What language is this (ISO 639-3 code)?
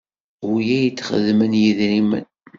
kab